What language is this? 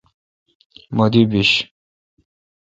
Kalkoti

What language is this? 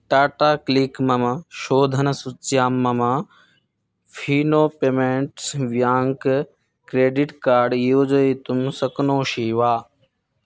Sanskrit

